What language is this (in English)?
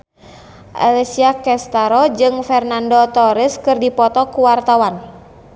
Sundanese